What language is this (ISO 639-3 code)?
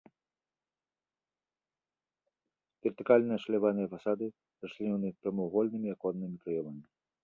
bel